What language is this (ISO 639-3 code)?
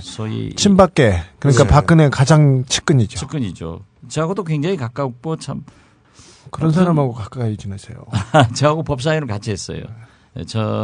kor